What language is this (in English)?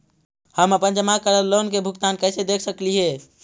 Magahi